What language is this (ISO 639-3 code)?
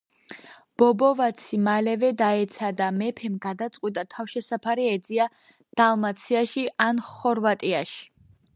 kat